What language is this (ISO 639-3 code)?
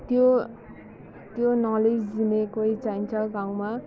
nep